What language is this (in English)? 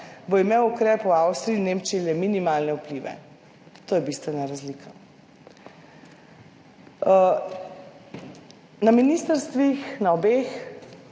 Slovenian